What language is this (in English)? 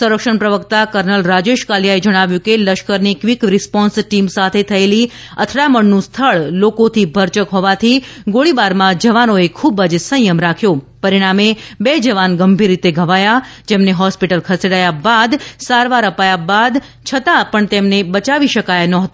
Gujarati